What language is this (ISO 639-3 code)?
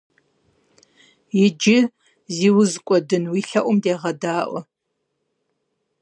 kbd